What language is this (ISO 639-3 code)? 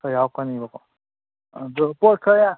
mni